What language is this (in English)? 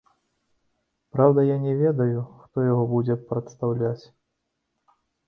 Belarusian